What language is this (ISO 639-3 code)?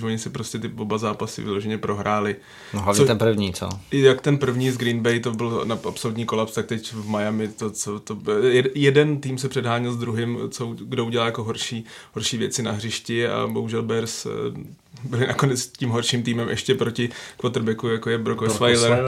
ces